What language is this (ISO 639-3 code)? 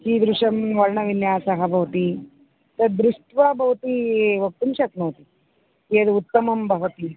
san